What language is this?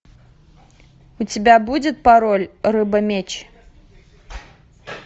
Russian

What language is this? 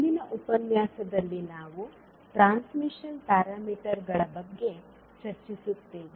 Kannada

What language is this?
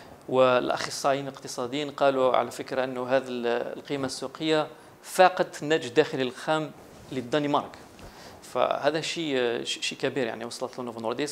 Arabic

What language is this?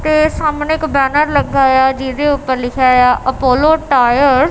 Punjabi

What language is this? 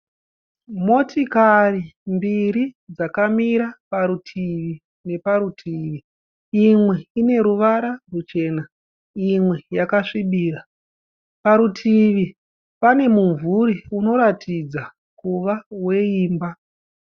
Shona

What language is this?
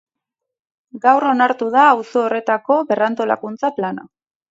Basque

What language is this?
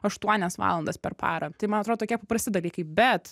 Lithuanian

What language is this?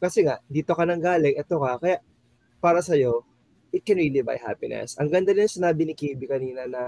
Filipino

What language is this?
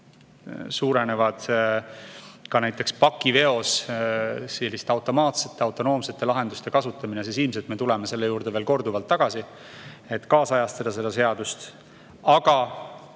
Estonian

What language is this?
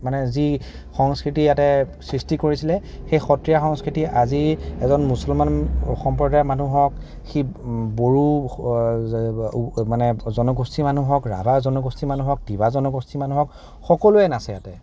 Assamese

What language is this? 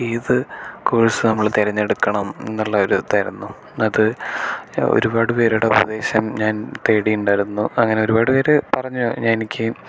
Malayalam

